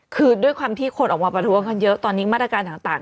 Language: Thai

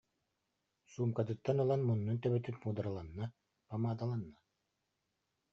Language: Yakut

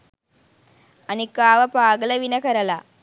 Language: Sinhala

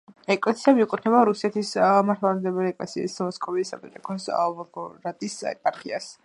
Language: Georgian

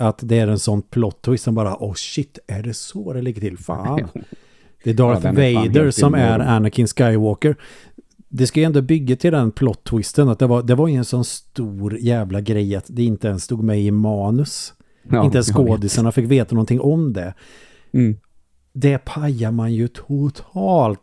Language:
Swedish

